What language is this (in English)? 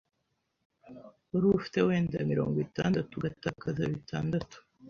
Kinyarwanda